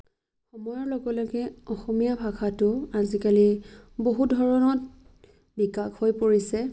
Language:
Assamese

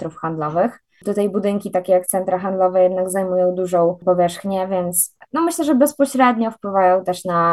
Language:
Polish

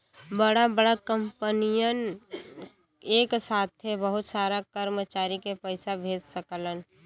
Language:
Bhojpuri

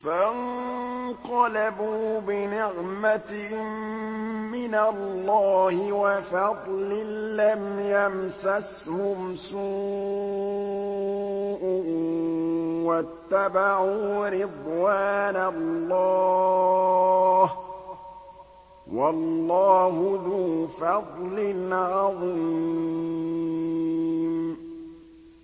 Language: Arabic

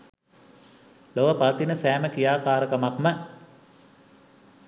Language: Sinhala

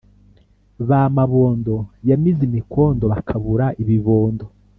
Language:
Kinyarwanda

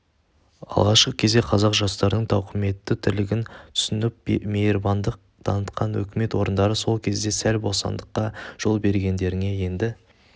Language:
Kazakh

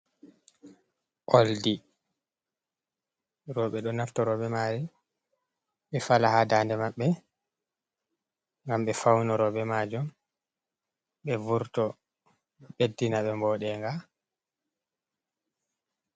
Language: Fula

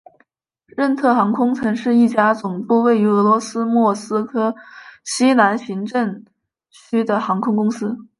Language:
Chinese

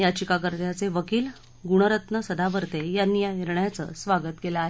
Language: Marathi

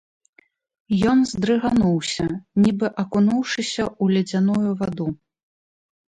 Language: Belarusian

